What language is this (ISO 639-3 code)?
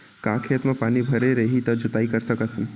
hne